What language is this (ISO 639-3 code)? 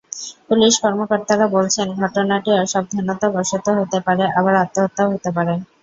ben